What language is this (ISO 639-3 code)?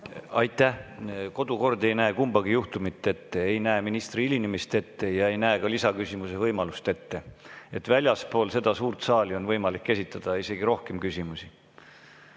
est